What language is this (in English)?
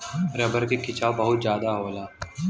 Bhojpuri